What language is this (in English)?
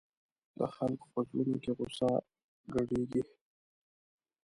Pashto